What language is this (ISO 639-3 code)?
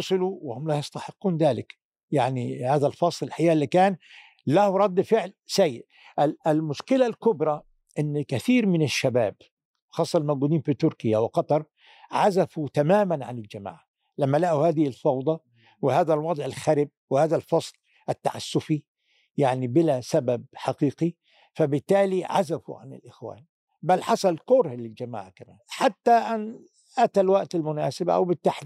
ara